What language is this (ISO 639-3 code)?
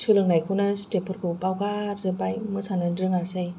brx